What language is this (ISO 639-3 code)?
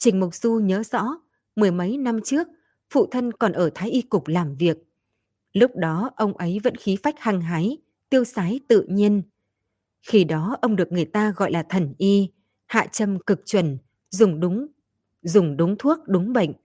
vie